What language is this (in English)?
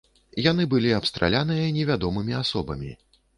Belarusian